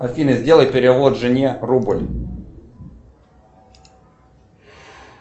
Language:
Russian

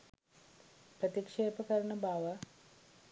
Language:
Sinhala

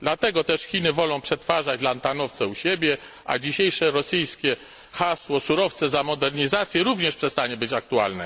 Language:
Polish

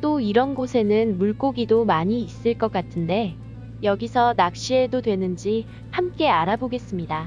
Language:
Korean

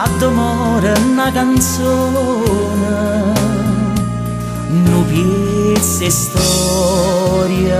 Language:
Romanian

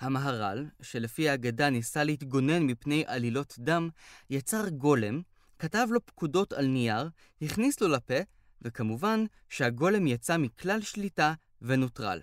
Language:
Hebrew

